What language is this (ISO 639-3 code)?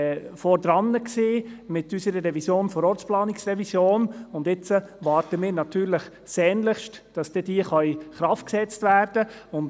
gsw